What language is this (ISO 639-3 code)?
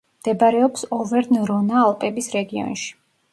kat